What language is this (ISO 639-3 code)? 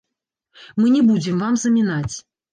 bel